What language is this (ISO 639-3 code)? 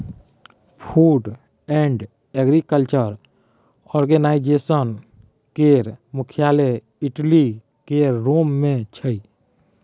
mai